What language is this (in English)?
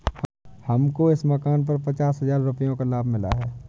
Hindi